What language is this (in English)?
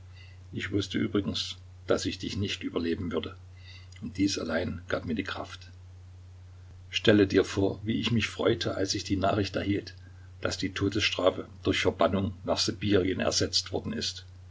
German